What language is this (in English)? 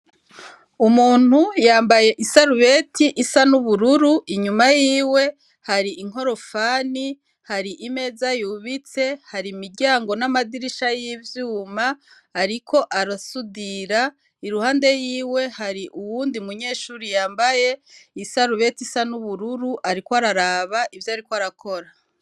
Rundi